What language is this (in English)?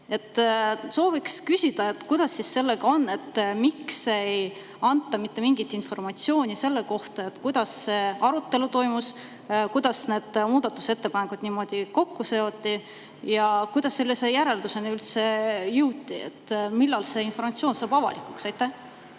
Estonian